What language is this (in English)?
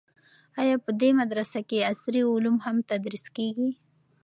Pashto